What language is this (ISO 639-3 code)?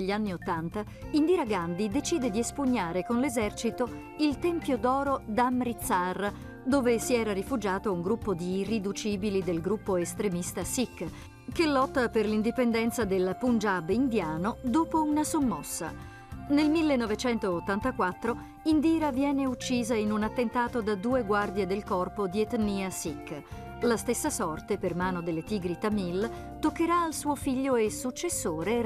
ita